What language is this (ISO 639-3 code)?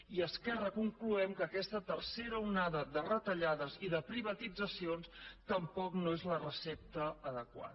cat